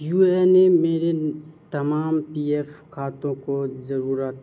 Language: Urdu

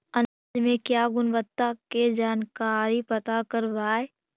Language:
Magahi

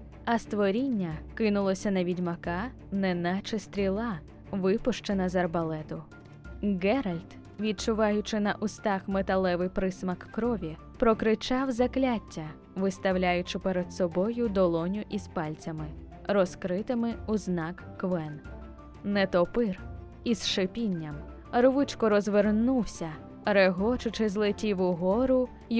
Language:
Ukrainian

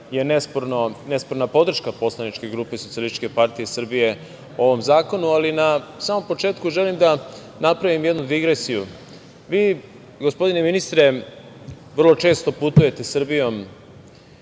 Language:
Serbian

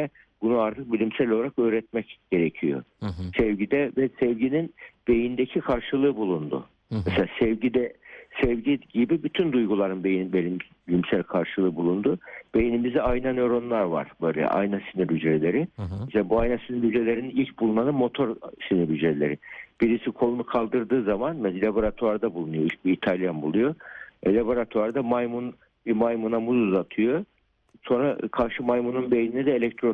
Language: Turkish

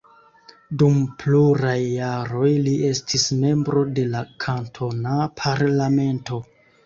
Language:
Esperanto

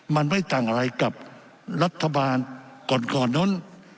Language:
Thai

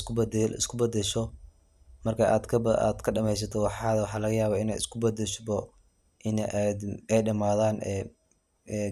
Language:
Somali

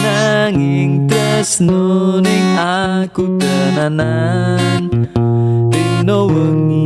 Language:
Indonesian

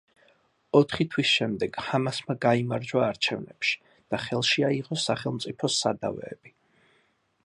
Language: Georgian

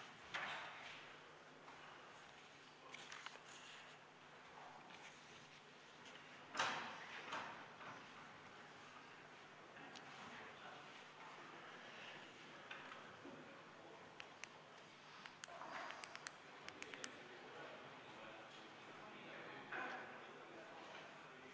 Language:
Estonian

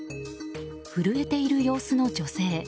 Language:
Japanese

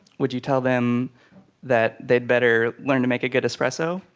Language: English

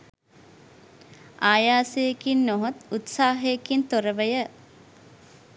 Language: Sinhala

